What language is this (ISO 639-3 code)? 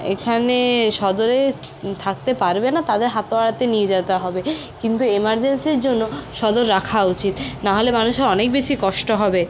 ben